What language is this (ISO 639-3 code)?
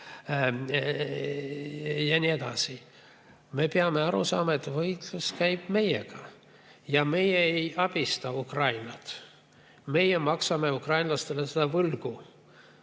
est